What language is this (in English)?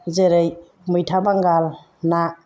Bodo